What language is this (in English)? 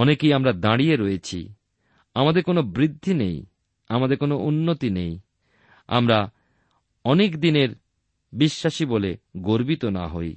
Bangla